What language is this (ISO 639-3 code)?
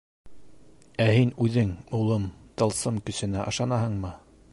bak